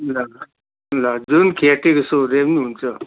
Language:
Nepali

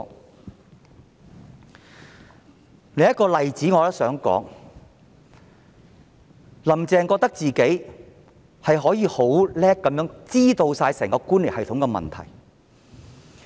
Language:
Cantonese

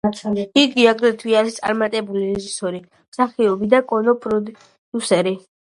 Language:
Georgian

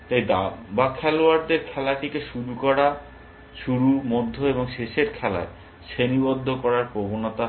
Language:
Bangla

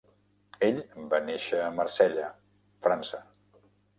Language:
Catalan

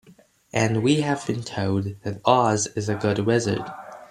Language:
English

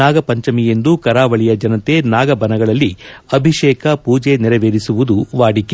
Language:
Kannada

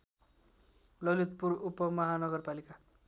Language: Nepali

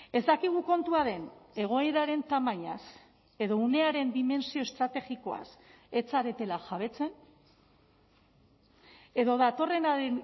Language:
Basque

